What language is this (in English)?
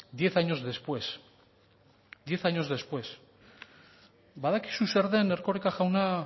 Basque